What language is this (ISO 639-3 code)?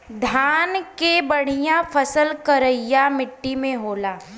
bho